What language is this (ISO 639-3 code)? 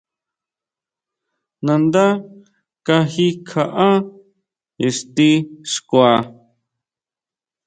mau